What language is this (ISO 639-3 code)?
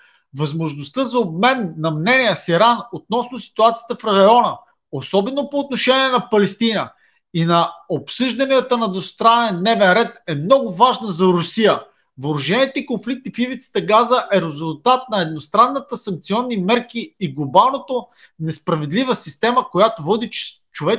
bul